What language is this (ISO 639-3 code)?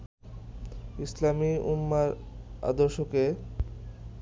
ben